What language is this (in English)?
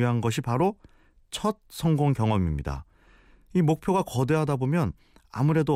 Korean